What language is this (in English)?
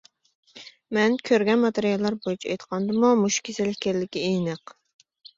Uyghur